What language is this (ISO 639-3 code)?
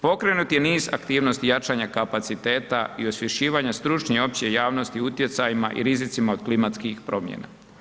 hrv